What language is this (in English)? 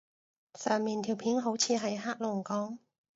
Cantonese